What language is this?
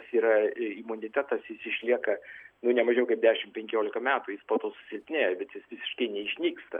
Lithuanian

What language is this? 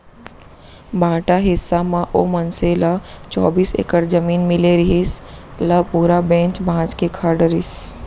Chhattisgarhi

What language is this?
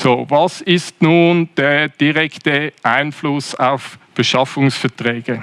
German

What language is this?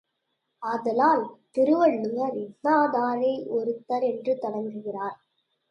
Tamil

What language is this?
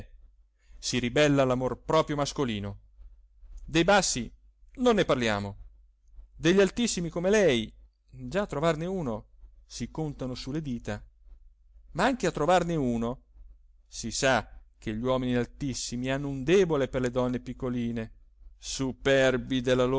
Italian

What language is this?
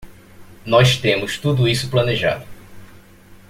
Portuguese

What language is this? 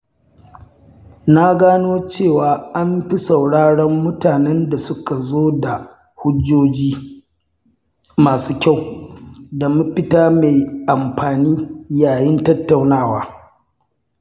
Hausa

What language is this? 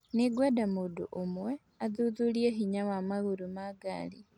Kikuyu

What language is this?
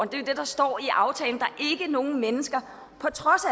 Danish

